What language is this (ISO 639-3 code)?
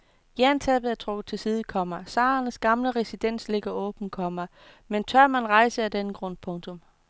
dan